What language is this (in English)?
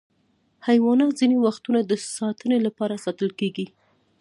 Pashto